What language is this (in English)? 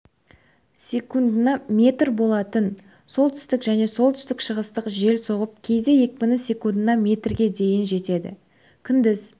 Kazakh